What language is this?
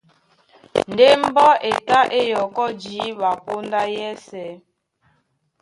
Duala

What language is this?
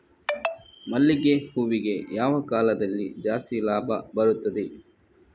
Kannada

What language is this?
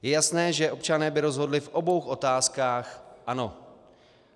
Czech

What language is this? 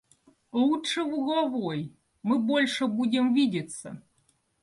Russian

